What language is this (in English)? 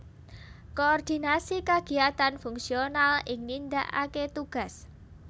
Javanese